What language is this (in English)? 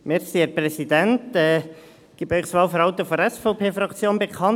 Swiss German